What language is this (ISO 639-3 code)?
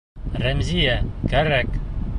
bak